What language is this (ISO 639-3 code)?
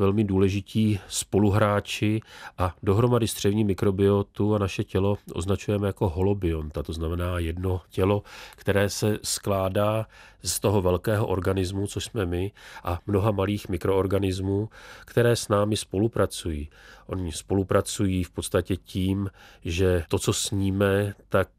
ces